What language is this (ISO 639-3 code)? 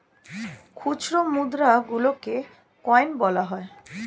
ben